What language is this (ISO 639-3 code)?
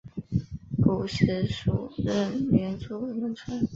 zho